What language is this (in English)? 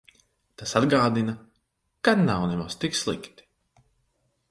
Latvian